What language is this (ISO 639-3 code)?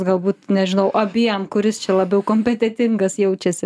lit